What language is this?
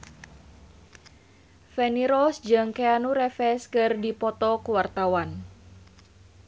Sundanese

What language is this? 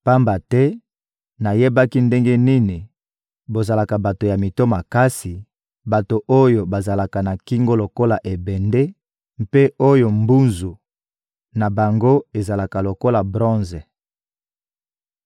Lingala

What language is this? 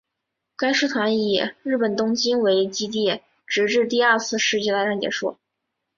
Chinese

